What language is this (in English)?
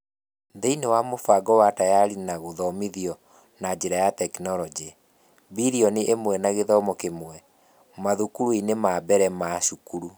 Kikuyu